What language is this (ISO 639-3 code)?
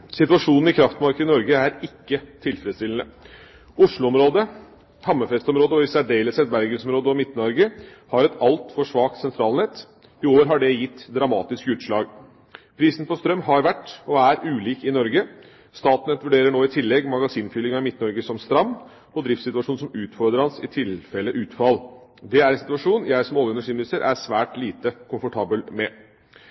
nob